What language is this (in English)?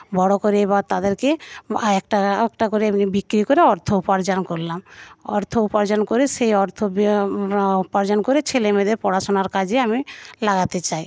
Bangla